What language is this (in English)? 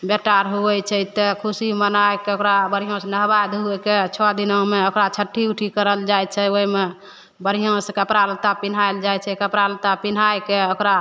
Maithili